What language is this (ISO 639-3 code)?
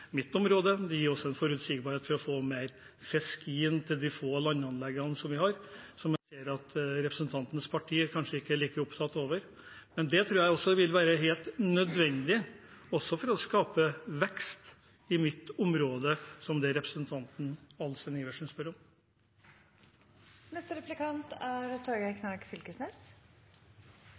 nor